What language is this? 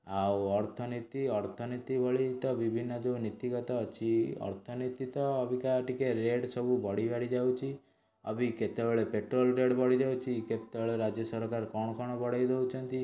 Odia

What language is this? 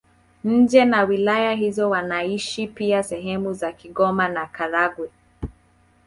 Swahili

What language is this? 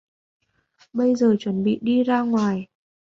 Vietnamese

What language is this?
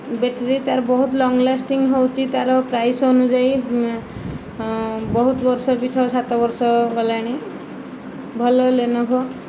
Odia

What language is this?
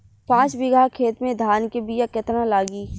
Bhojpuri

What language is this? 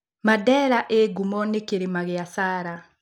Kikuyu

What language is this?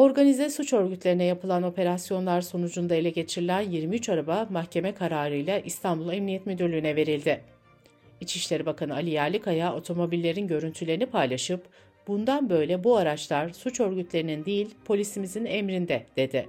Turkish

